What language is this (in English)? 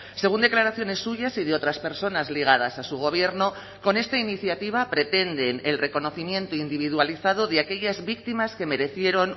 Spanish